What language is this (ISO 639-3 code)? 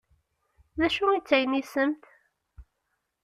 kab